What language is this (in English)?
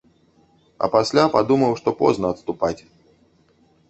Belarusian